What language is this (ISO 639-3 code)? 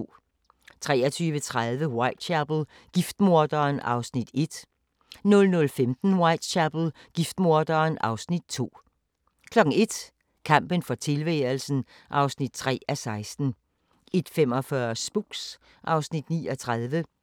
dan